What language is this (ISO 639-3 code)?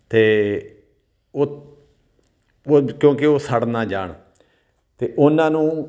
pan